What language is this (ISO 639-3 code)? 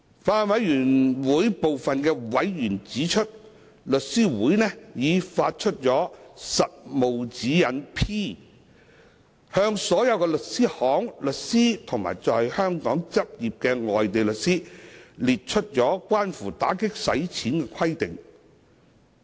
yue